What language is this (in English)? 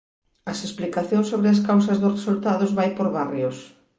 Galician